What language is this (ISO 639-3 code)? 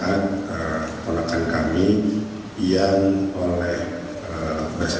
ind